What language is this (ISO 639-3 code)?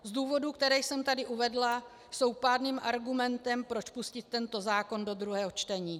ces